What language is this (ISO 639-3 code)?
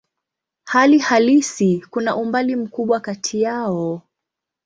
swa